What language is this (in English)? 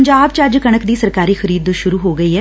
Punjabi